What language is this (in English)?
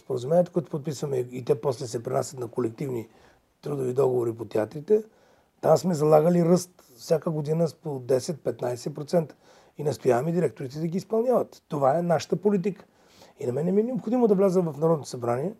Bulgarian